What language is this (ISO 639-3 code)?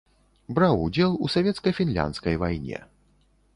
bel